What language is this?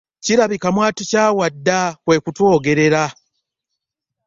Ganda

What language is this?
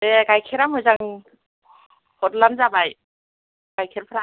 Bodo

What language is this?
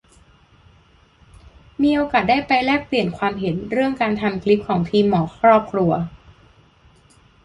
Thai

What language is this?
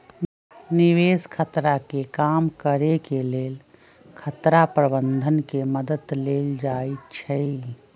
Magahi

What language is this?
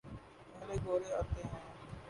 Urdu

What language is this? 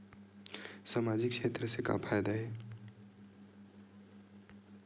Chhattisgarhi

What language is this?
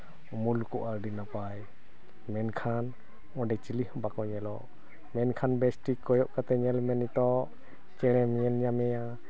Santali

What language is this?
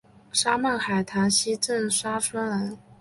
Chinese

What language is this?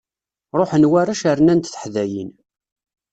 Kabyle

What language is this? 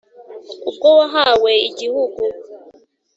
Kinyarwanda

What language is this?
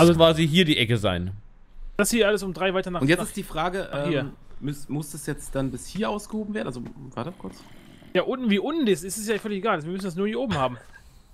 German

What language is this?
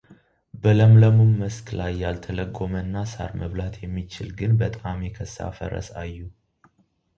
Amharic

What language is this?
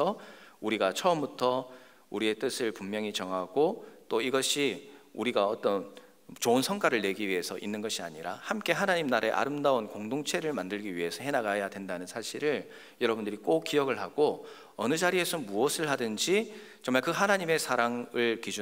Korean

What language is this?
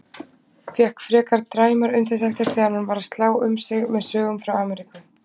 Icelandic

